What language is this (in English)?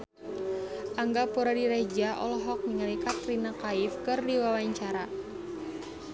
Sundanese